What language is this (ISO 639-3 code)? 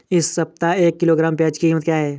hin